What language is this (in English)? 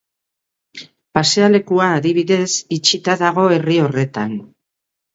Basque